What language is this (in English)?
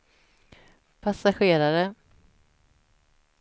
Swedish